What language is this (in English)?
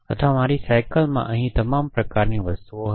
Gujarati